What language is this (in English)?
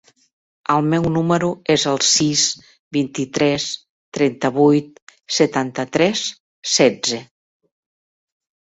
Catalan